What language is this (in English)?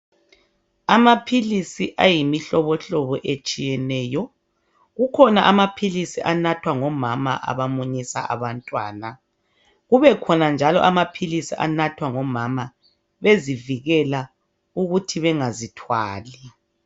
North Ndebele